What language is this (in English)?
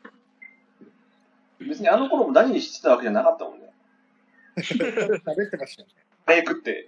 Japanese